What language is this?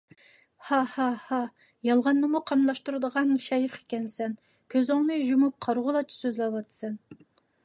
Uyghur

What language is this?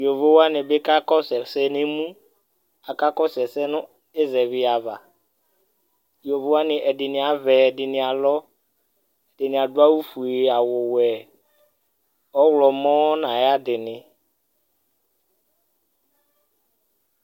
Ikposo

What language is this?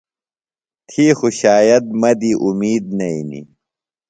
Phalura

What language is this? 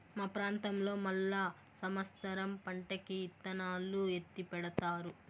Telugu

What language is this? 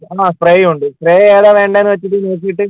Malayalam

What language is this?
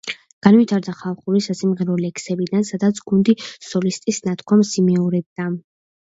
Georgian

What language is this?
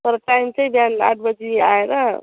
Nepali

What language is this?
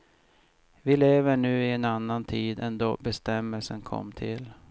Swedish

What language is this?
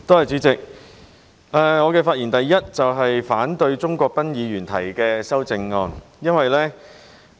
Cantonese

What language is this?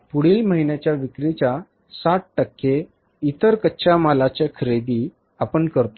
Marathi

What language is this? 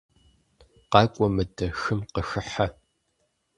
Kabardian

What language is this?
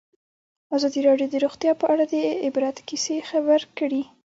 Pashto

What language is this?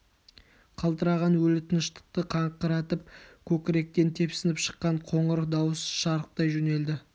Kazakh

